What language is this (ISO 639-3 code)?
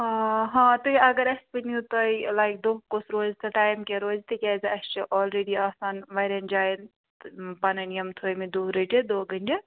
kas